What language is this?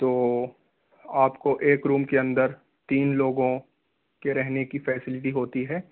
Urdu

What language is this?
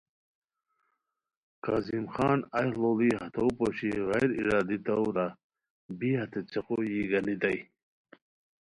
Khowar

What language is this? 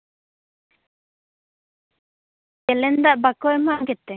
Santali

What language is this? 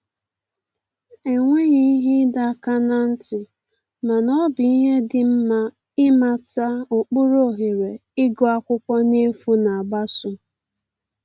Igbo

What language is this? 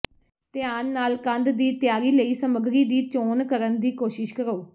Punjabi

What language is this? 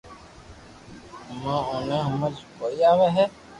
Loarki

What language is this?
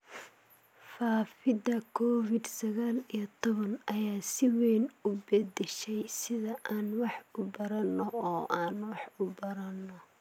Somali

